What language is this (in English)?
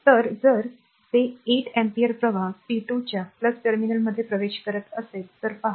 Marathi